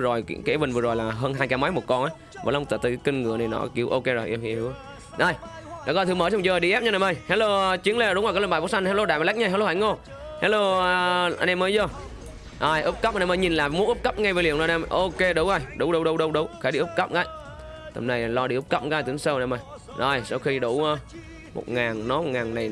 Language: Vietnamese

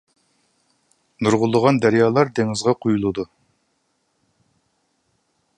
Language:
Uyghur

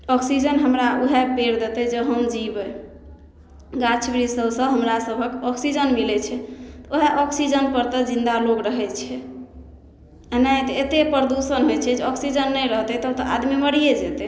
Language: Maithili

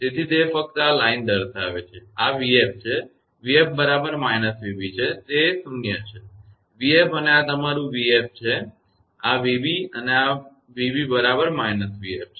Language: Gujarati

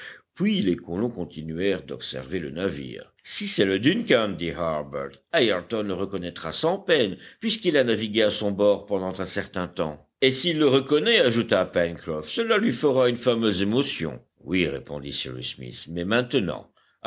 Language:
French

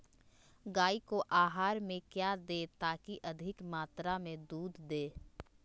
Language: Magahi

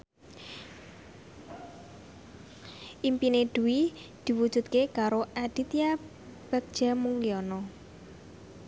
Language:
Javanese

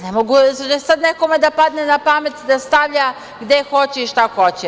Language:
Serbian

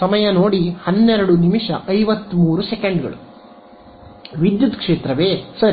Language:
Kannada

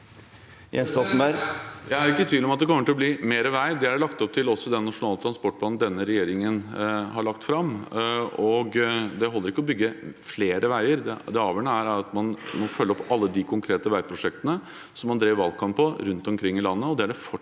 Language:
Norwegian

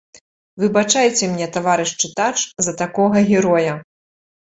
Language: Belarusian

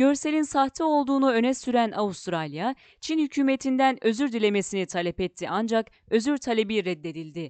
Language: Turkish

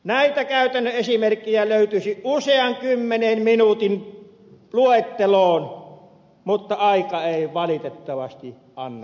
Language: Finnish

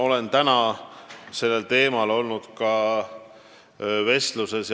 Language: Estonian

